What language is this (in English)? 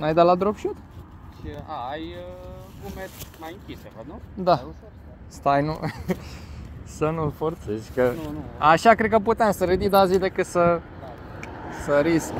Romanian